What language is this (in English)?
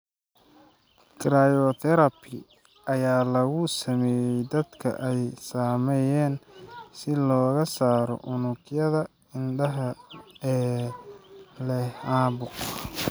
Somali